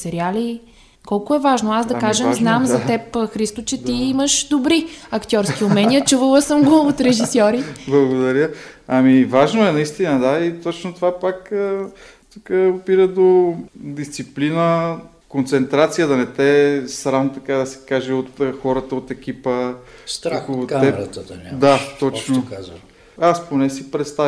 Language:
Bulgarian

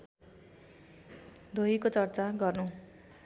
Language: Nepali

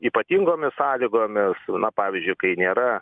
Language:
Lithuanian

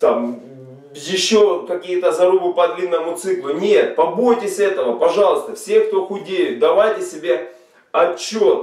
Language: Russian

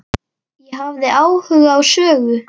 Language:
Icelandic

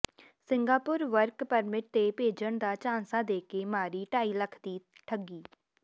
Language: Punjabi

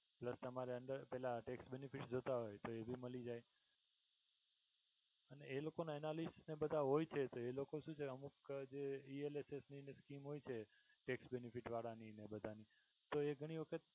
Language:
Gujarati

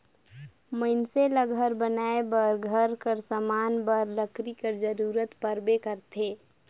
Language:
Chhattisgarhi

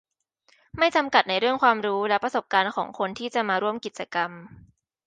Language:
Thai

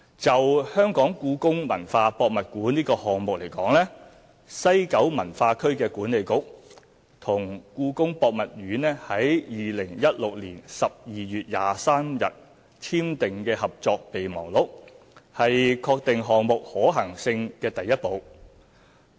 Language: Cantonese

